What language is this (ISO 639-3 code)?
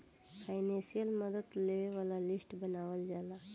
bho